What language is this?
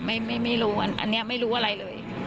Thai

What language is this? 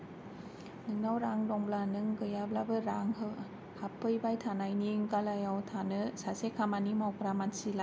Bodo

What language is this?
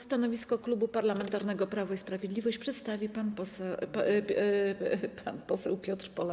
Polish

